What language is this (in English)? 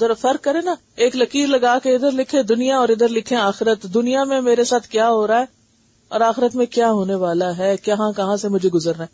Urdu